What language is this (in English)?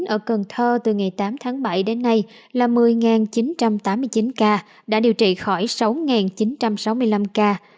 Vietnamese